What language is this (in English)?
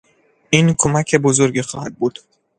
Persian